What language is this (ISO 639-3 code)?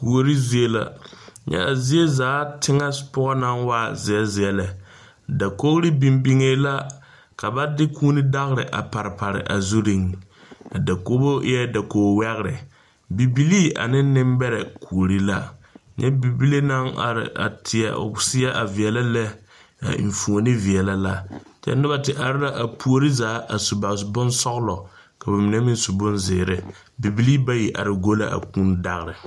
dga